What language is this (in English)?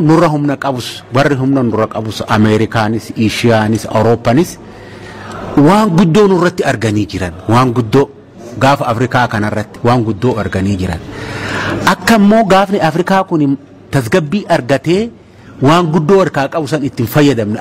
Arabic